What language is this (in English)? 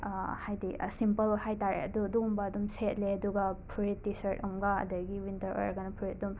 Manipuri